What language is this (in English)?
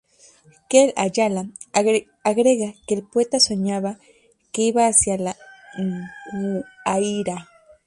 Spanish